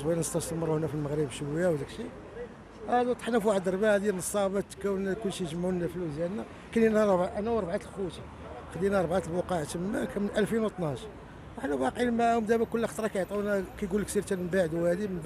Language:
Arabic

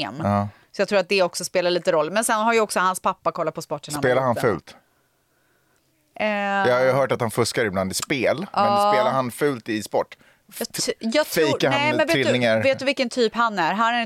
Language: Swedish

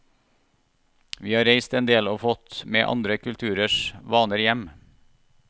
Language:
Norwegian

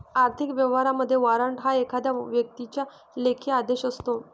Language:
Marathi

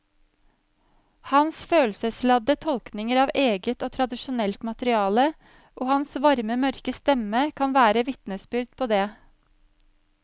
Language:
Norwegian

